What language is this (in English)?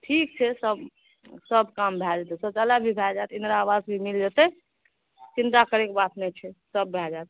Maithili